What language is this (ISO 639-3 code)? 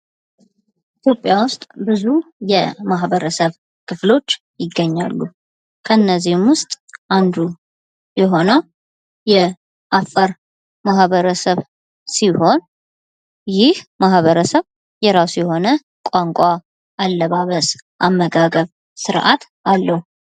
amh